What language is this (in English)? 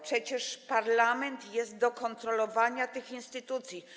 Polish